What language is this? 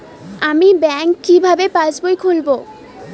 Bangla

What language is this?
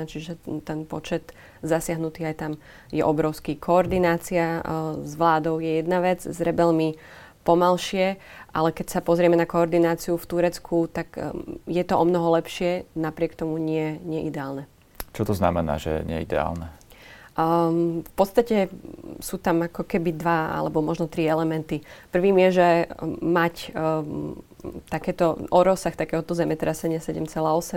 Slovak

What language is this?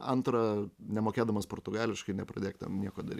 Lithuanian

